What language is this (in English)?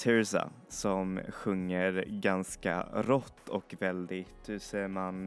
Swedish